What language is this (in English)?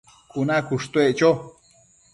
Matsés